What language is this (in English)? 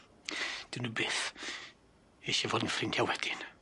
Welsh